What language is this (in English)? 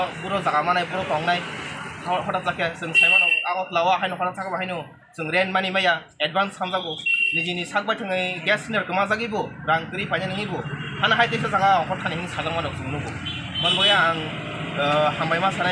Indonesian